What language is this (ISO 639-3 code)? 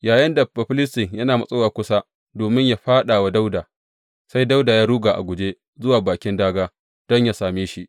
hau